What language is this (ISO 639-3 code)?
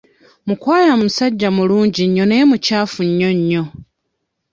lug